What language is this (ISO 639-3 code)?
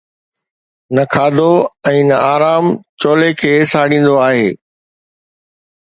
snd